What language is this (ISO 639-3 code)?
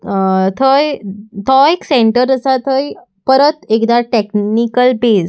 kok